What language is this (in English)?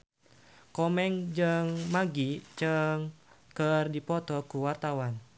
Sundanese